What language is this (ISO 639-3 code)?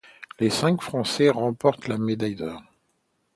fra